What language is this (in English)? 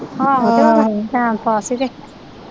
Punjabi